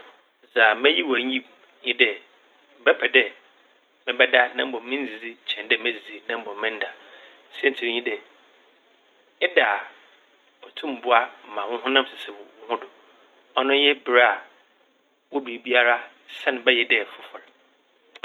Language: Akan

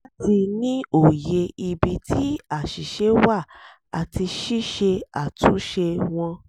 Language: Yoruba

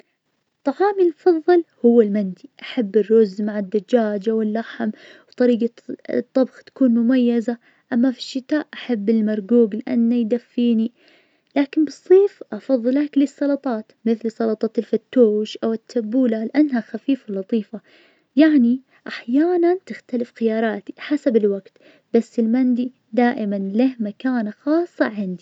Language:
Najdi Arabic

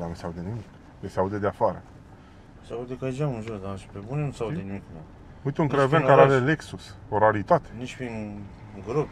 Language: Romanian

